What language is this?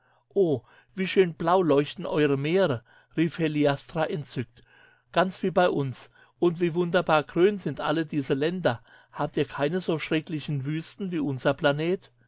German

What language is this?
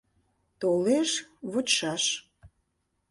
Mari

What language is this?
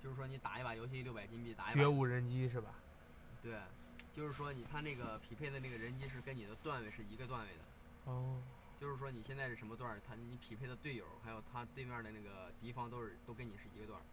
Chinese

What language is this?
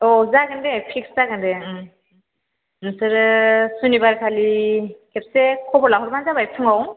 Bodo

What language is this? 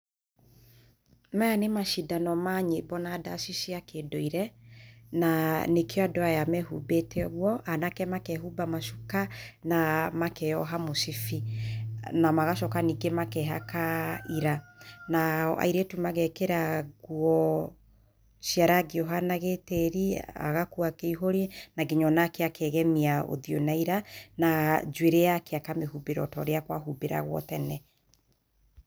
Kikuyu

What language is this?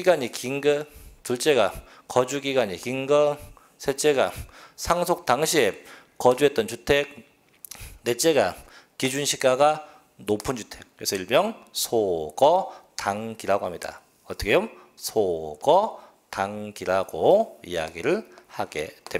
Korean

